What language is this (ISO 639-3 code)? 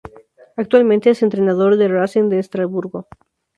spa